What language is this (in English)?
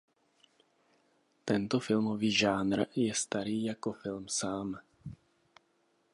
Czech